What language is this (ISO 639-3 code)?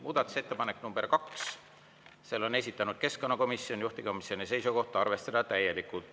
est